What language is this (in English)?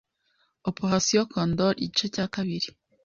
Kinyarwanda